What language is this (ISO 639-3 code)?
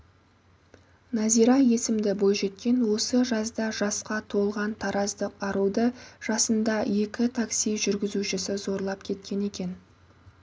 kaz